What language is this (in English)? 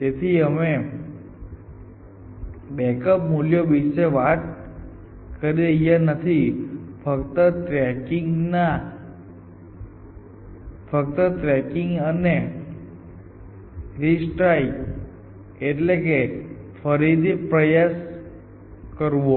Gujarati